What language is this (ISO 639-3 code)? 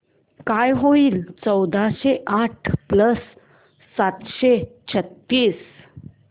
mar